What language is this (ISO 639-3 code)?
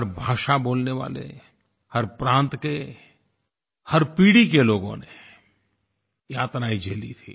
hin